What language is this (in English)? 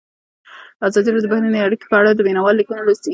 Pashto